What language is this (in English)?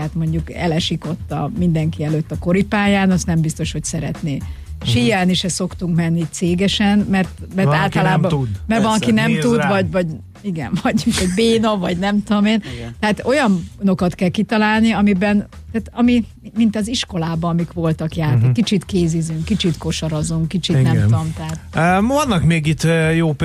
Hungarian